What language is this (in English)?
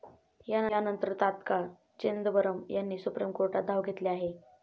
Marathi